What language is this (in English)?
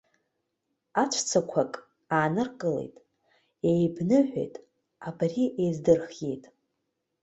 Abkhazian